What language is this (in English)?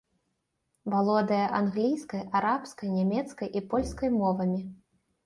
Belarusian